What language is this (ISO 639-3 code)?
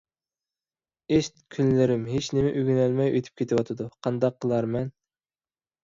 uig